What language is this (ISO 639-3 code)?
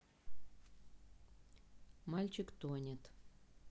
rus